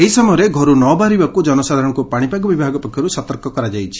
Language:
Odia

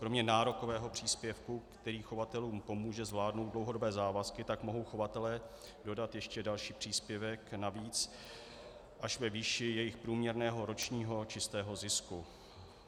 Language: Czech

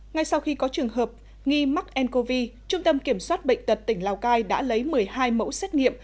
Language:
Vietnamese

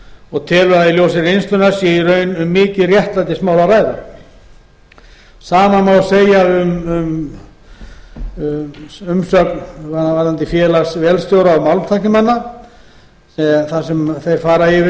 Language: Icelandic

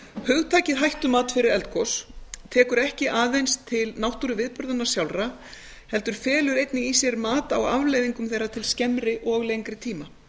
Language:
Icelandic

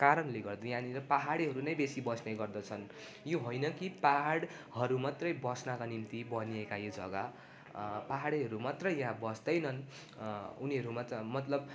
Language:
Nepali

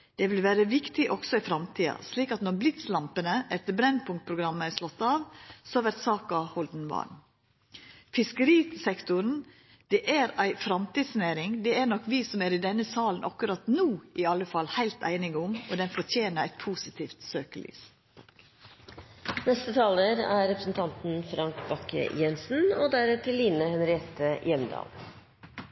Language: Norwegian Nynorsk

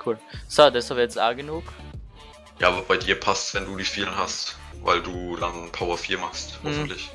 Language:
German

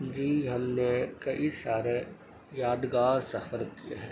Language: Urdu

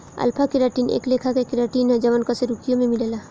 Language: Bhojpuri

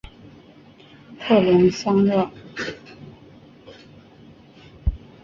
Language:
Chinese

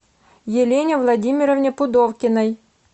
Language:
Russian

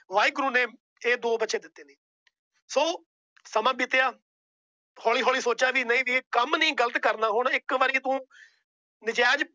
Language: Punjabi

